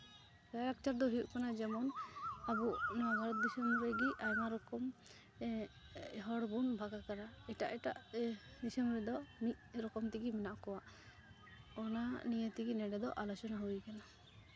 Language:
Santali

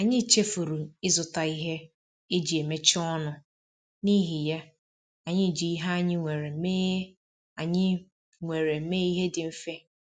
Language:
Igbo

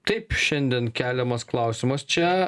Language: Lithuanian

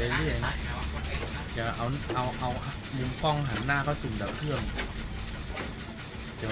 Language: Thai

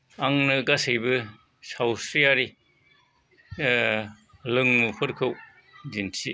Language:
Bodo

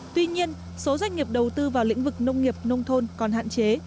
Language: Vietnamese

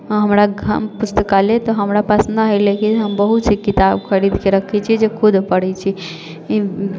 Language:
Maithili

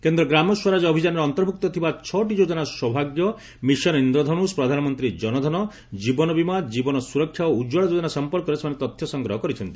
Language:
Odia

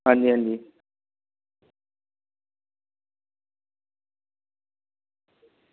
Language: Dogri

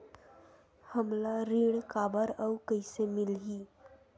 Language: Chhattisgarhi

